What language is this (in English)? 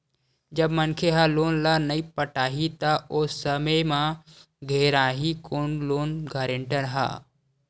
Chhattisgarhi